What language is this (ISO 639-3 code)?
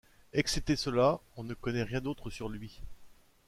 fra